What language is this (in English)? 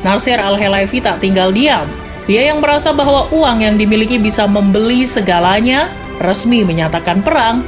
Indonesian